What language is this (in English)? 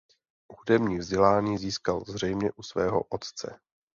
Czech